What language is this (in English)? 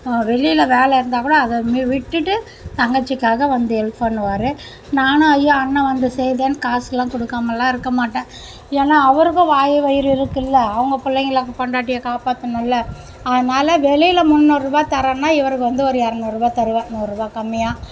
Tamil